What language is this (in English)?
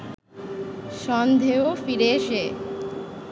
Bangla